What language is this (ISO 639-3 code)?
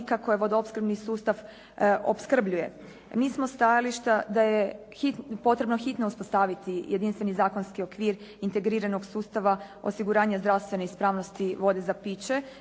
hrv